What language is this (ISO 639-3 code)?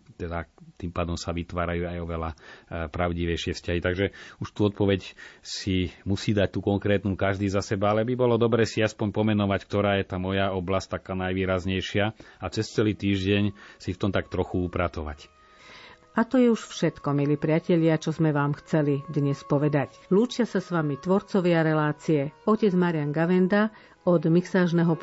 slk